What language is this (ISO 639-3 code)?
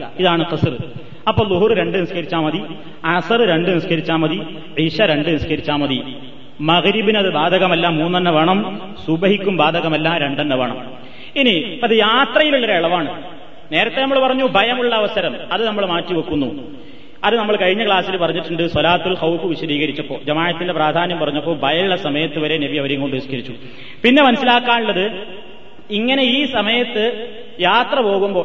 mal